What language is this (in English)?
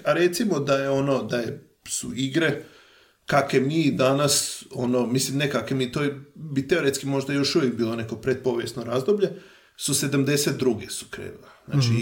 Croatian